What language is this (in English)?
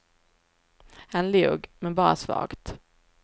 Swedish